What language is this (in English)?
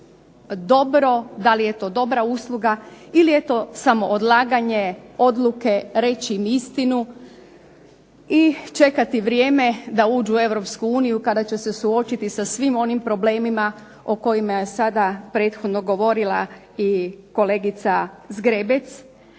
Croatian